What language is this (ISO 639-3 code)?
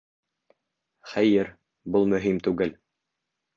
bak